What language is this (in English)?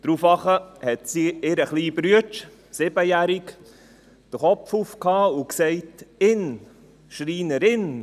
Swiss German